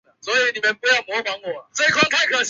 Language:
Chinese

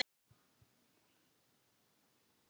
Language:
Icelandic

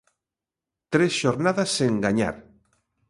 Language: Galician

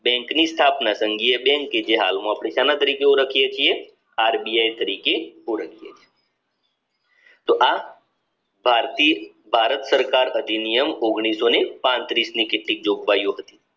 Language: Gujarati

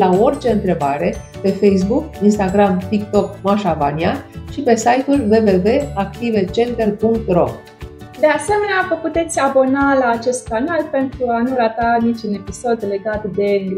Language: Romanian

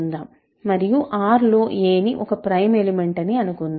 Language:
Telugu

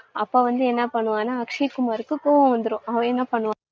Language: Tamil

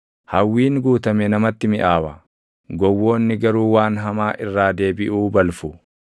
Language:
Oromo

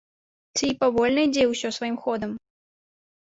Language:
Belarusian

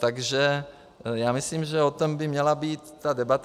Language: Czech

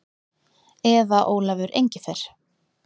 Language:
Icelandic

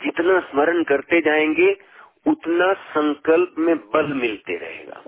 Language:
Hindi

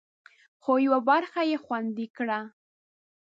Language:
Pashto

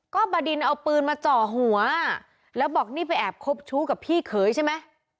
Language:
Thai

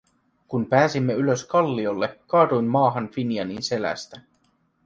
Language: Finnish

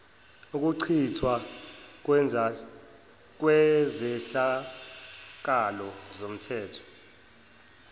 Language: Zulu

